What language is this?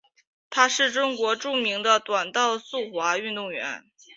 Chinese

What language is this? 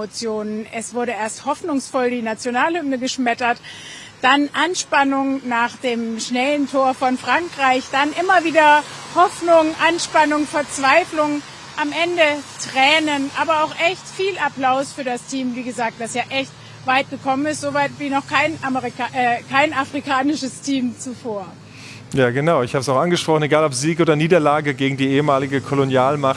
German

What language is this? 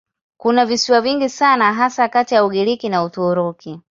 Swahili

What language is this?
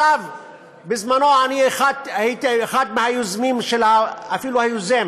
Hebrew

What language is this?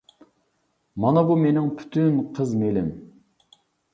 Uyghur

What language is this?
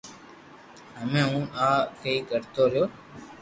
Loarki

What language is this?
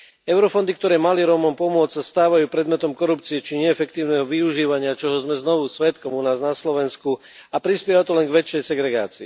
Slovak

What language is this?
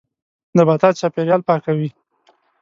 Pashto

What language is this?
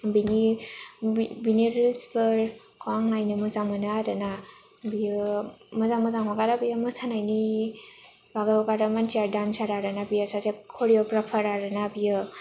Bodo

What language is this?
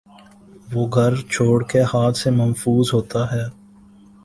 Urdu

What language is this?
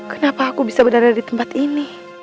Indonesian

